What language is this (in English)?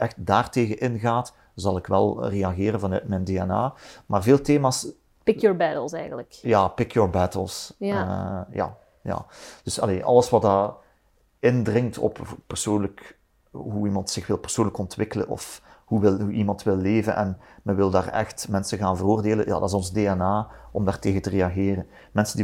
Dutch